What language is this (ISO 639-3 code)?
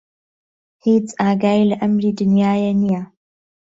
ckb